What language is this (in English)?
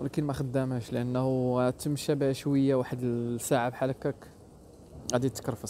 Arabic